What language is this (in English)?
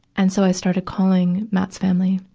English